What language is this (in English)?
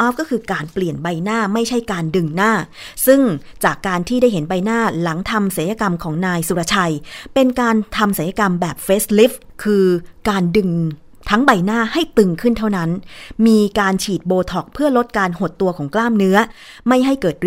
Thai